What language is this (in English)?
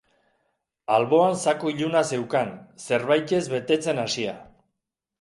Basque